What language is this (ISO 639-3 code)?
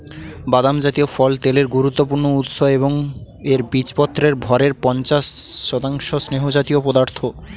ben